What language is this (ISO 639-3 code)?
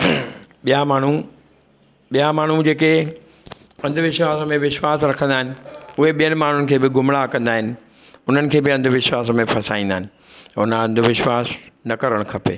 snd